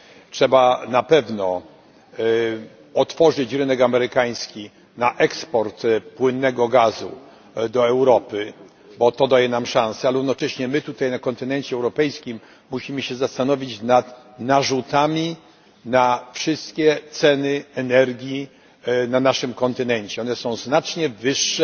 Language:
Polish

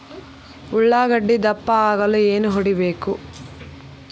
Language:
Kannada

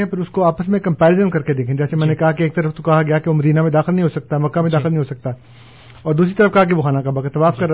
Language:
Urdu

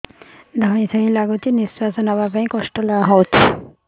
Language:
Odia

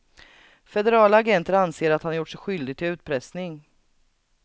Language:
Swedish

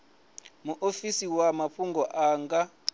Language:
Venda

